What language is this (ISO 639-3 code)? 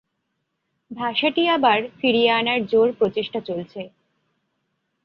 ben